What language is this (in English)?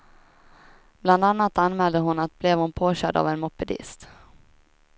Swedish